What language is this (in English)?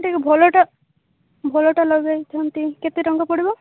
Odia